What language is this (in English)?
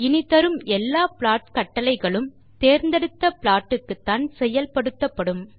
Tamil